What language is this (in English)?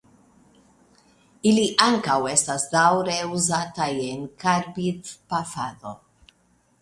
Esperanto